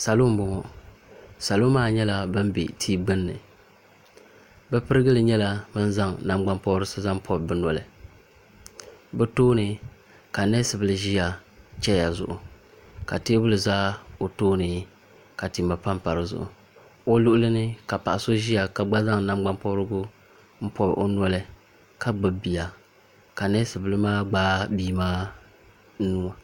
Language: Dagbani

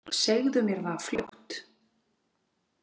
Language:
Icelandic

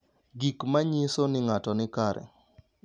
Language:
Luo (Kenya and Tanzania)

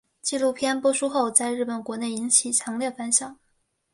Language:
Chinese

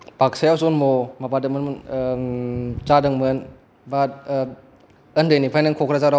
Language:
Bodo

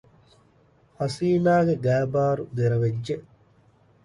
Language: Divehi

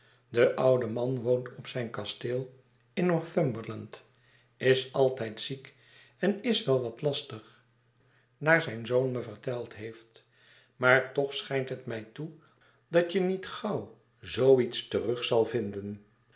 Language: Dutch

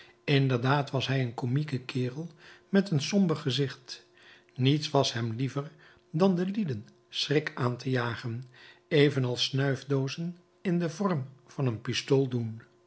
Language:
Dutch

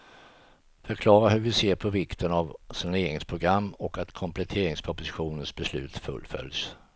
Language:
Swedish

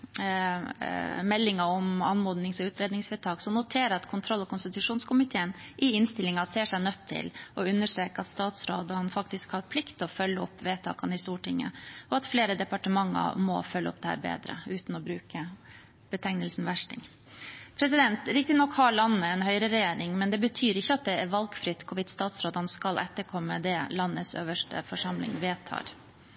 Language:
Norwegian Bokmål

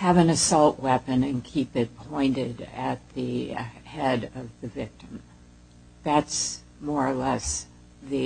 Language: English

